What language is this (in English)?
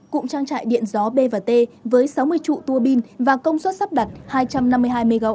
Vietnamese